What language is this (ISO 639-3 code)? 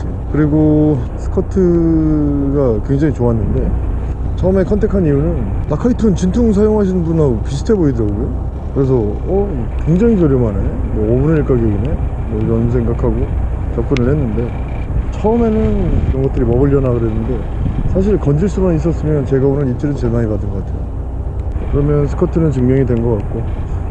kor